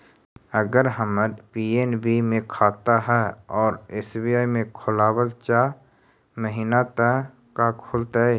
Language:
Magahi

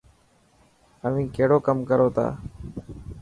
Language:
Dhatki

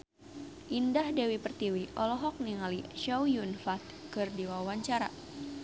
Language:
Sundanese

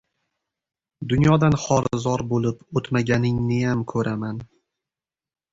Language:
Uzbek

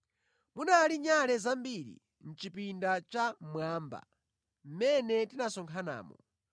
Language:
Nyanja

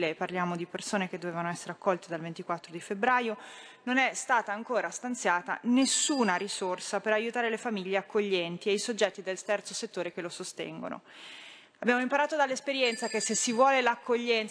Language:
Italian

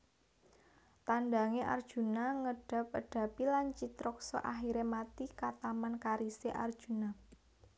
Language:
Javanese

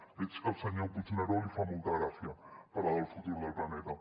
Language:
Catalan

